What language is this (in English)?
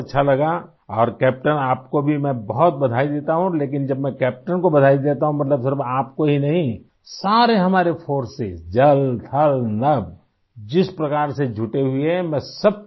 Urdu